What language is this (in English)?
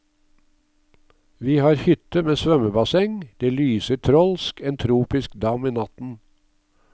Norwegian